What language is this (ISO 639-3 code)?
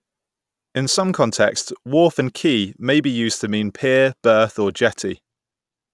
eng